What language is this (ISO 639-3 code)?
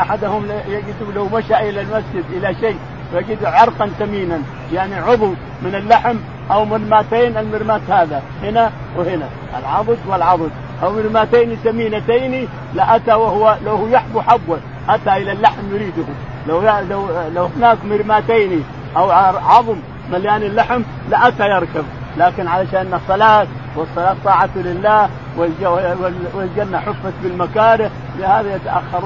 ara